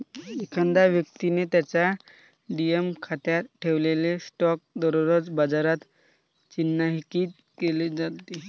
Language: Marathi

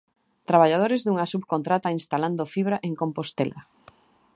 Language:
Galician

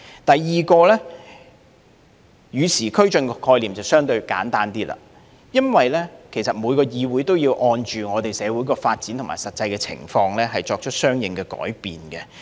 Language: Cantonese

